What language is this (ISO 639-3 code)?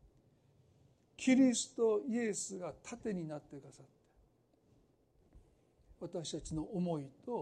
jpn